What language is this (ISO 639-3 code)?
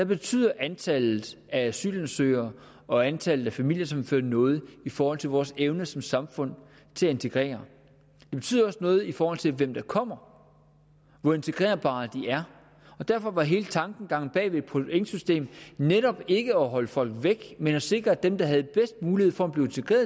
dan